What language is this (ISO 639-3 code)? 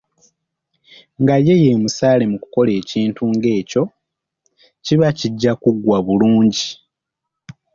lug